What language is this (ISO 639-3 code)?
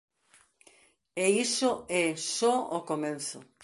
glg